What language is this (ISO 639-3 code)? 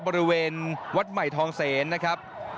tha